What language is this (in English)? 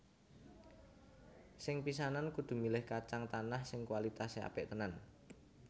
Javanese